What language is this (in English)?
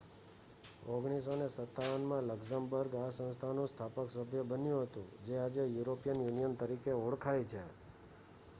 Gujarati